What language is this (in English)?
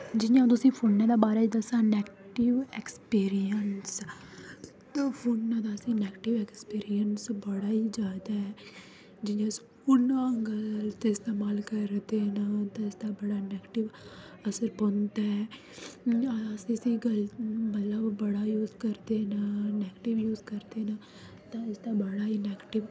Dogri